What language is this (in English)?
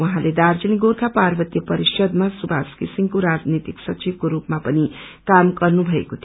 Nepali